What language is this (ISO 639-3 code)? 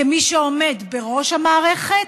heb